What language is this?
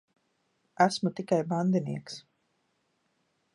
Latvian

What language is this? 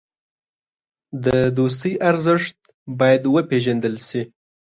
Pashto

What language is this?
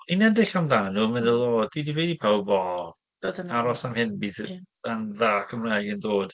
Welsh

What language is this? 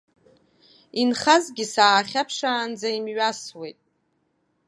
Abkhazian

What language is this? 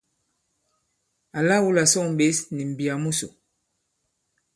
Bankon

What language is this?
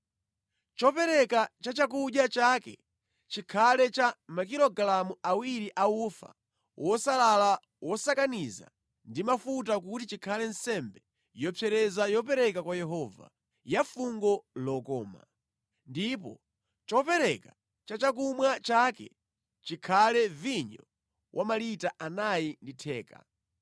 Nyanja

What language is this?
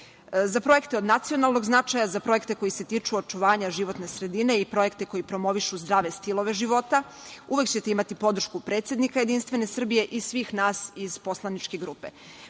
Serbian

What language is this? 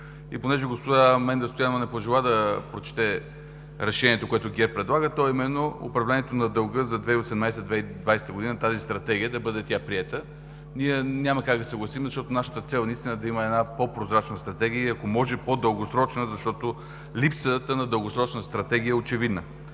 Bulgarian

